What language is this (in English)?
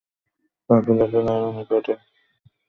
Bangla